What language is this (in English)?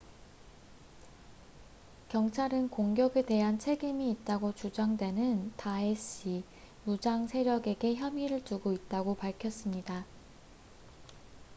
Korean